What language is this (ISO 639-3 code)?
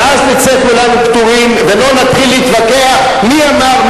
heb